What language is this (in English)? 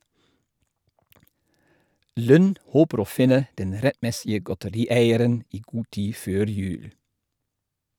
Norwegian